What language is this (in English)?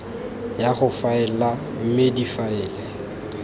Tswana